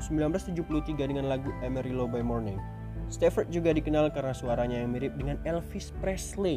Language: Indonesian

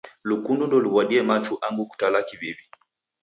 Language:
Taita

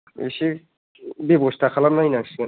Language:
Bodo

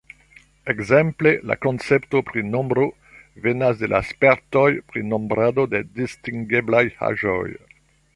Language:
Esperanto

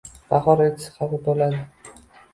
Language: Uzbek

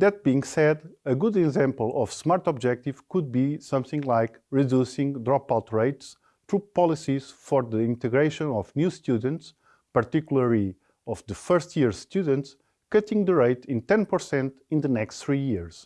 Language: English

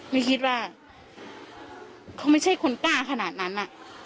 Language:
Thai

